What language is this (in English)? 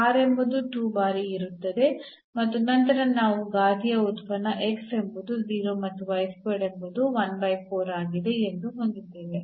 Kannada